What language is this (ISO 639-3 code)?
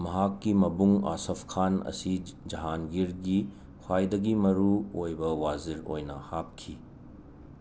mni